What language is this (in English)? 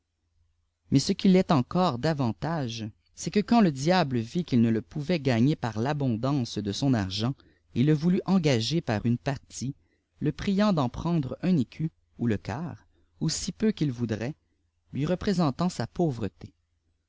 French